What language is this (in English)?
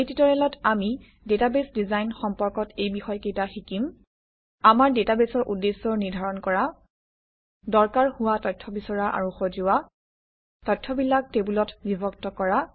Assamese